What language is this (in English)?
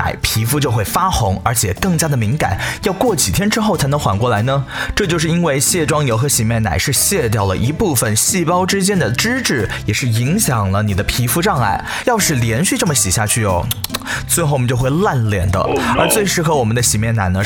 Chinese